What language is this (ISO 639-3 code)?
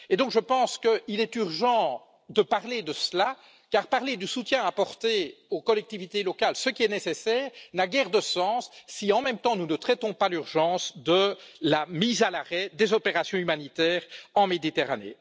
fra